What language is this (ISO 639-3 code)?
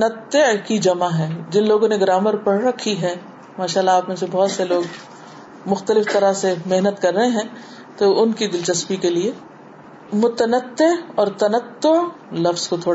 urd